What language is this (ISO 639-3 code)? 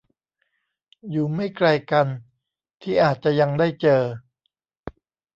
tha